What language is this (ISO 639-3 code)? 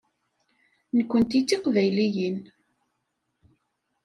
kab